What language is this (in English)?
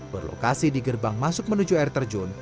Indonesian